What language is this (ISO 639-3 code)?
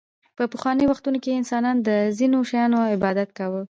pus